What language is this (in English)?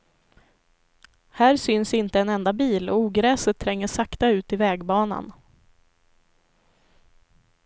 Swedish